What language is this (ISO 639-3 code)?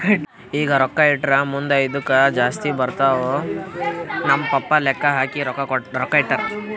kan